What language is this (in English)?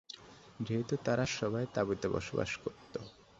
Bangla